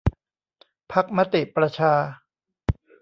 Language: Thai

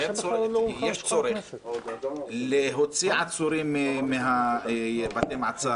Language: Hebrew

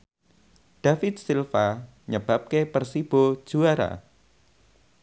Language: Javanese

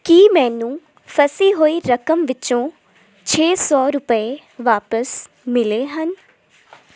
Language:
Punjabi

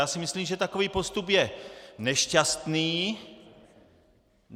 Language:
Czech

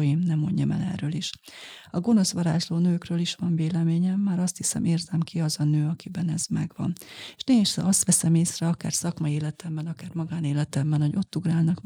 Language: Hungarian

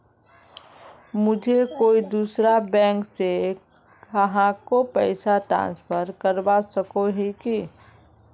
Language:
Magahi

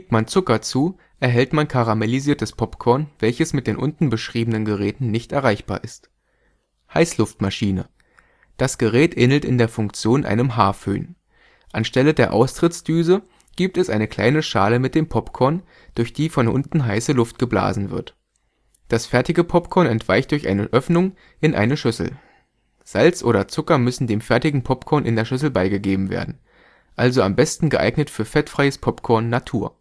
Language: German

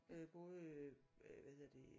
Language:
Danish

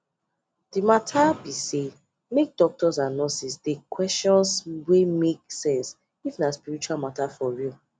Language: Nigerian Pidgin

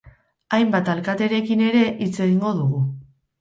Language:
Basque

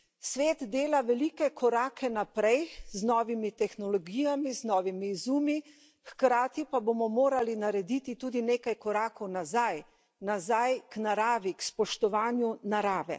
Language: Slovenian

